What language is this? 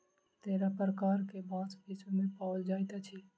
Maithili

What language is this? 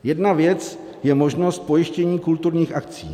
Czech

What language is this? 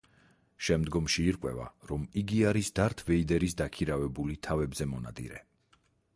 Georgian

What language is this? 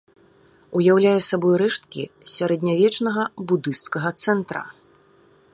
Belarusian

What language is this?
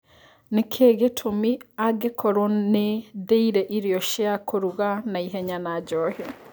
Kikuyu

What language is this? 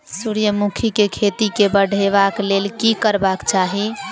Maithili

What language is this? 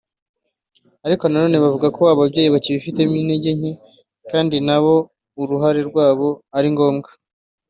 Kinyarwanda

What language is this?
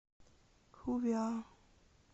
Russian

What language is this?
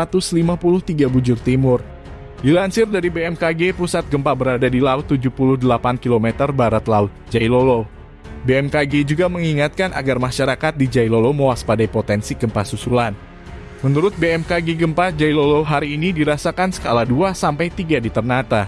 Indonesian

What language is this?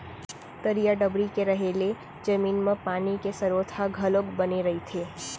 Chhattisgarhi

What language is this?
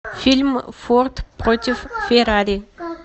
Russian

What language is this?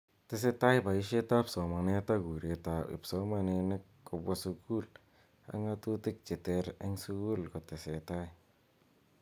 Kalenjin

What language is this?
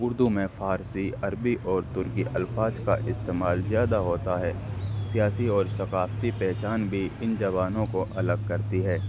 Urdu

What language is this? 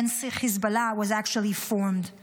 Hebrew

